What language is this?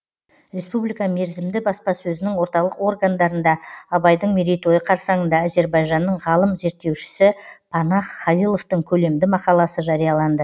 Kazakh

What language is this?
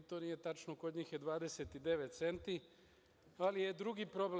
Serbian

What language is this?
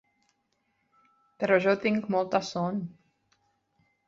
Catalan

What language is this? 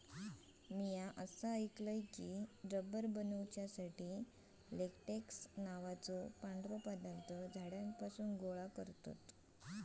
Marathi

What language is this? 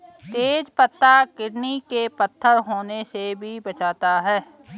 Hindi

